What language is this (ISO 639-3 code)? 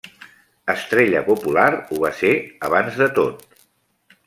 cat